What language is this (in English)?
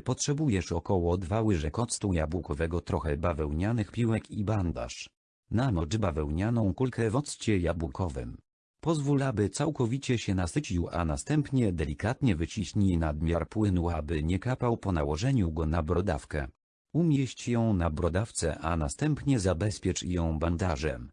Polish